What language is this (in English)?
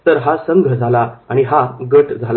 Marathi